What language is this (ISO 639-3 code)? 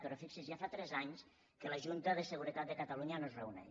cat